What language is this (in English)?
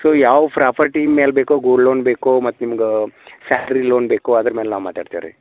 Kannada